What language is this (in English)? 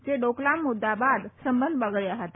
Gujarati